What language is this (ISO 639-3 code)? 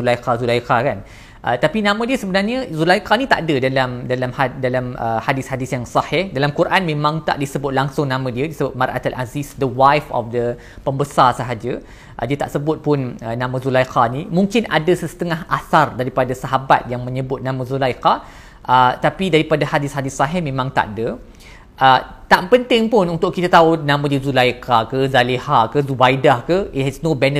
msa